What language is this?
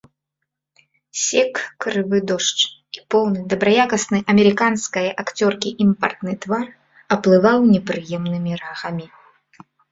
Belarusian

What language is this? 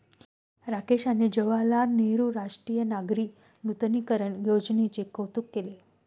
Marathi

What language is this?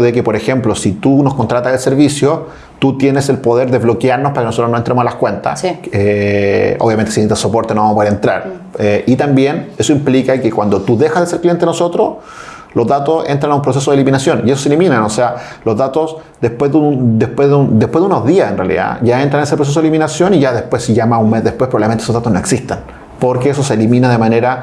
Spanish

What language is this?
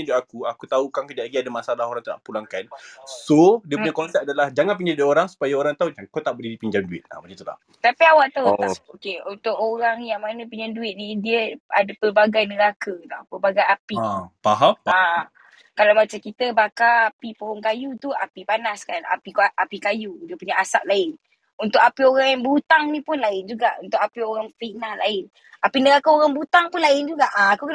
Malay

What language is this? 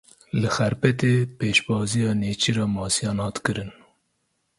Kurdish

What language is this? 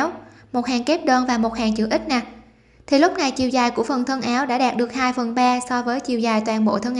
Vietnamese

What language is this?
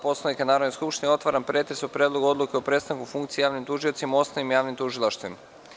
Serbian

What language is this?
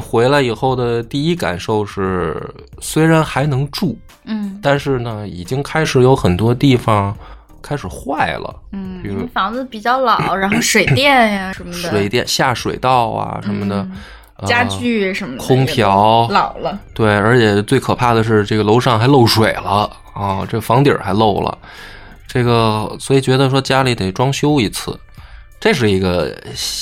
Chinese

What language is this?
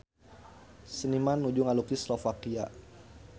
Sundanese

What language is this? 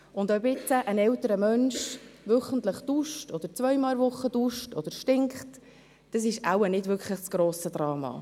Swiss German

